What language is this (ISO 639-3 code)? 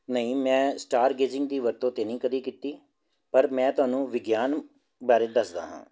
pan